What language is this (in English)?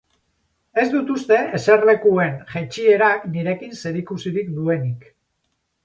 Basque